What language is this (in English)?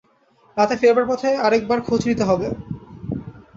Bangla